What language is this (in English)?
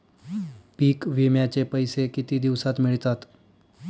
Marathi